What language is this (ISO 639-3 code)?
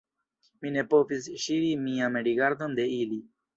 epo